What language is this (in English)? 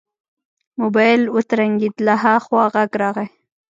Pashto